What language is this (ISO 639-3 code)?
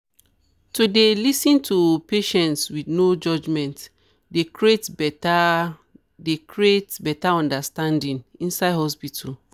pcm